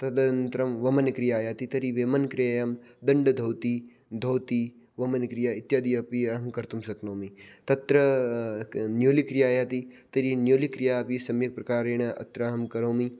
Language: Sanskrit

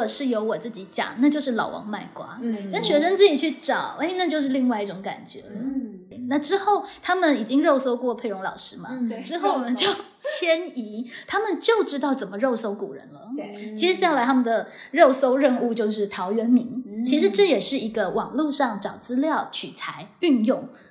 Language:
Chinese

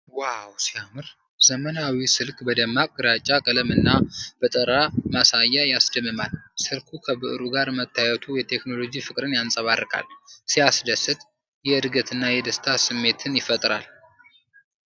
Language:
Amharic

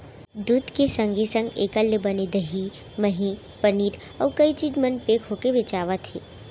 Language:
Chhattisgarhi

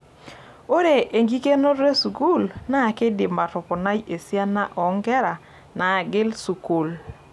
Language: Masai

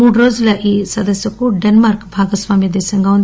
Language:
Telugu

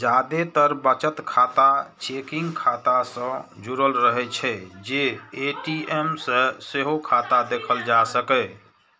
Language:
Maithili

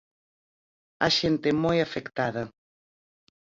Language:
Galician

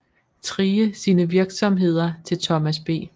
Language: Danish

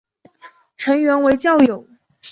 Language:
Chinese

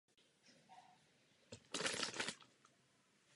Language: Czech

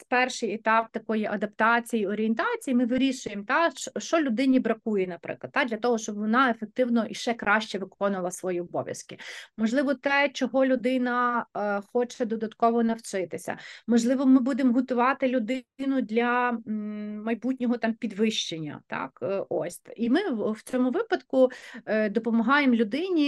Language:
Ukrainian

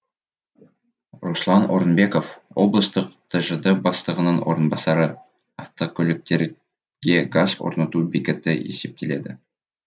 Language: Kazakh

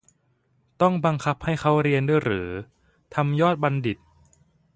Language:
Thai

